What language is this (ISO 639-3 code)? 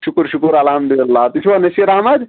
kas